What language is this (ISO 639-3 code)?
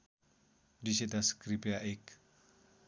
nep